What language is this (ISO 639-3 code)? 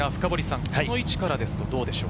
jpn